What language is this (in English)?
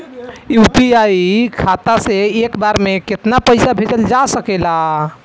Bhojpuri